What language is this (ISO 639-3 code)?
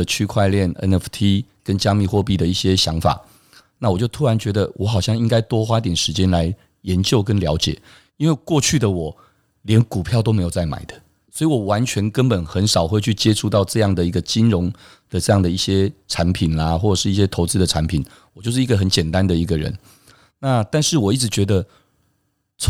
zho